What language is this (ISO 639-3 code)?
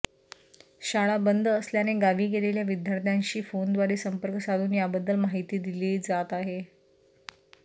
mar